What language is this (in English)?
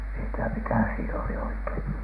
Finnish